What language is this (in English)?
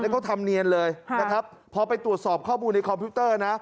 Thai